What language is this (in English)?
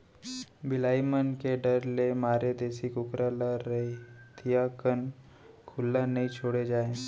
Chhattisgarhi